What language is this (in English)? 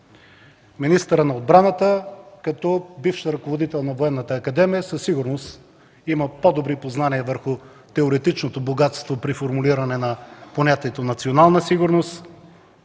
Bulgarian